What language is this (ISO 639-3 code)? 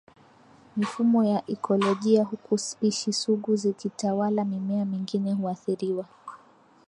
swa